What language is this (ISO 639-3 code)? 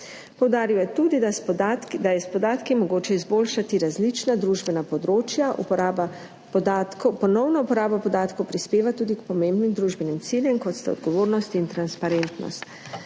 slv